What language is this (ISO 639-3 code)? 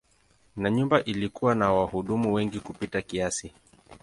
swa